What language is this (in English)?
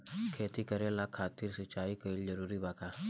Bhojpuri